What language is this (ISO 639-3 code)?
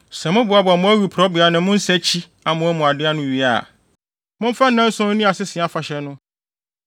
aka